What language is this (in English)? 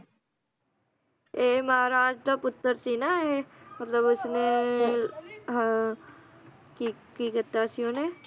Punjabi